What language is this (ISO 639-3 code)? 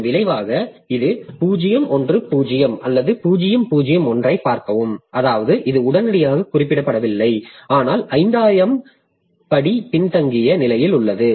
tam